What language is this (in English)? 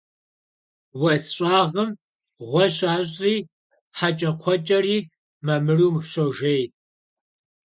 Kabardian